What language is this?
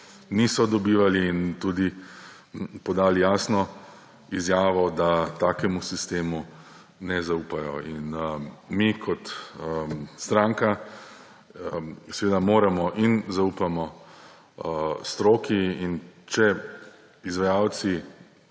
Slovenian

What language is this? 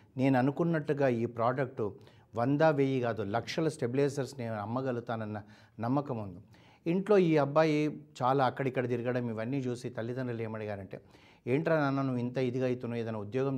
Telugu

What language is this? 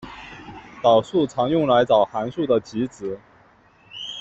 Chinese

